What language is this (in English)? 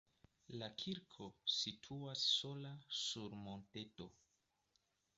Esperanto